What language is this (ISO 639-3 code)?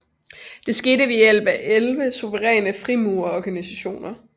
dan